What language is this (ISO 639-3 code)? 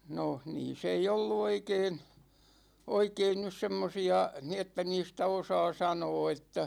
fin